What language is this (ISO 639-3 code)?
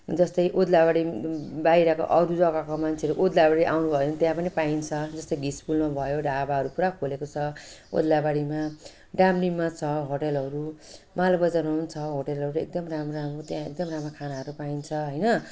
nep